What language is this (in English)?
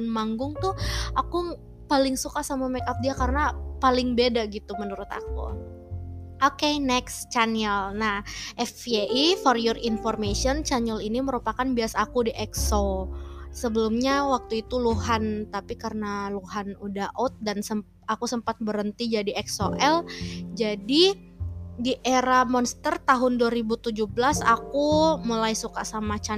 Indonesian